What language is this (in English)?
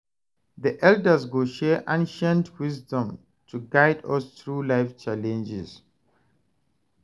Nigerian Pidgin